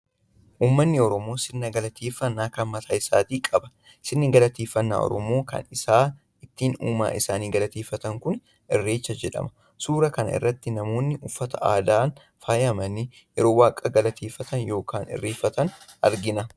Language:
Oromo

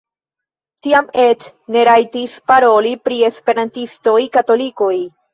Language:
Esperanto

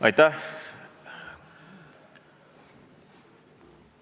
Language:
Estonian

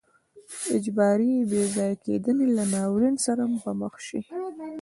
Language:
Pashto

